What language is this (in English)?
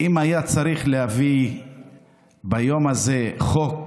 Hebrew